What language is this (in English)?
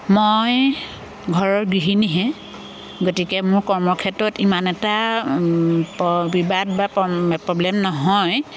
Assamese